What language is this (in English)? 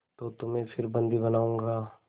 Hindi